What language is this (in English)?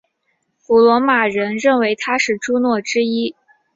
Chinese